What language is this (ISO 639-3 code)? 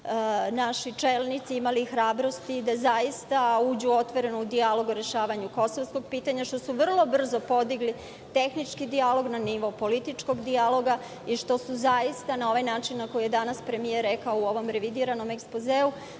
srp